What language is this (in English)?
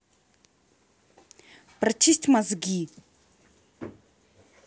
Russian